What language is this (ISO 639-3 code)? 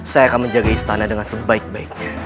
ind